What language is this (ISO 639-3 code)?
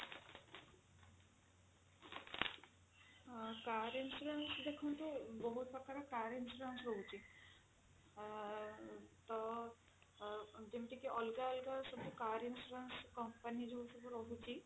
ori